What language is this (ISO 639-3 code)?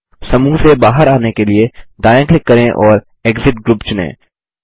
hin